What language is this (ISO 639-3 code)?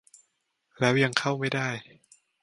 tha